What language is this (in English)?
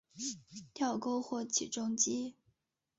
Chinese